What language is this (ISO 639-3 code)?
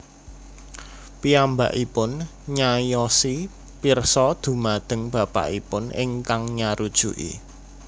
jav